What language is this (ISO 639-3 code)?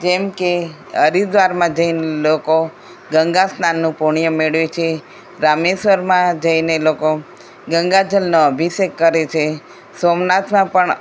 guj